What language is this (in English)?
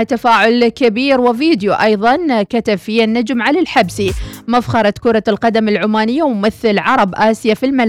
Arabic